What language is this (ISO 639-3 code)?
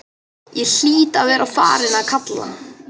isl